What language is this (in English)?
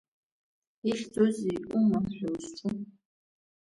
Abkhazian